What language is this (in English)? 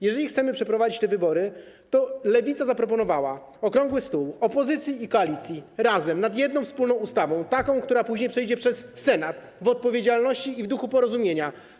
Polish